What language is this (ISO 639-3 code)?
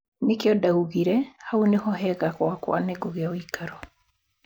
kik